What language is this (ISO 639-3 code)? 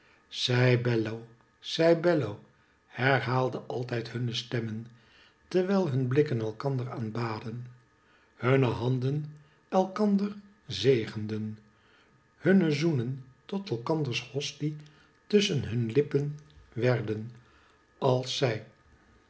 nld